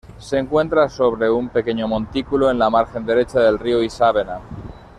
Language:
Spanish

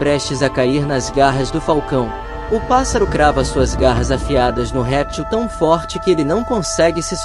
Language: Portuguese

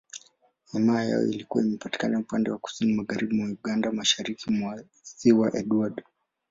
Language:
Swahili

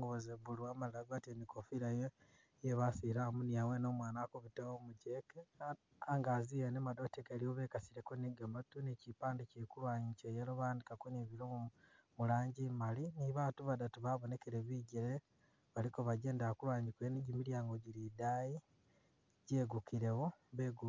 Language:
Masaaba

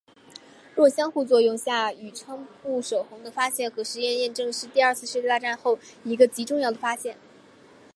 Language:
Chinese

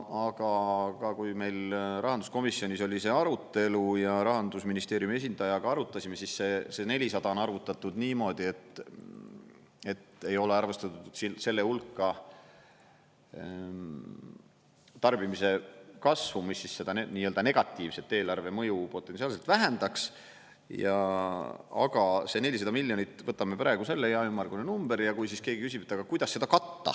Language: Estonian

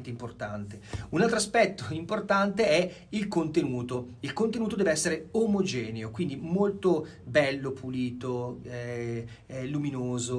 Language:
Italian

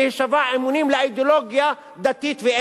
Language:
Hebrew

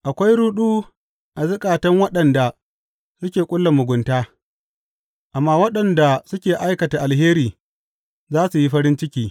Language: Hausa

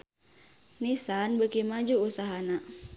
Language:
Sundanese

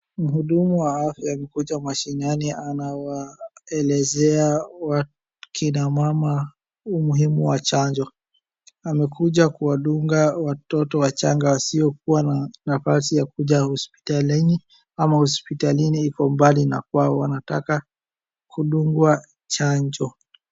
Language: Swahili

